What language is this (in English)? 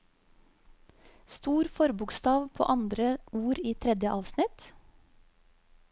Norwegian